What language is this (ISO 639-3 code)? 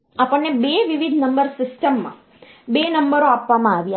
guj